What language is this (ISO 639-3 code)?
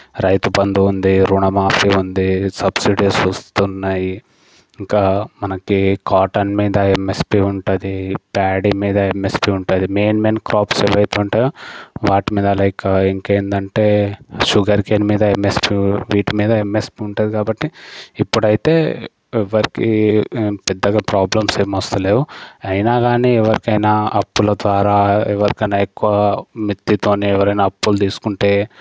tel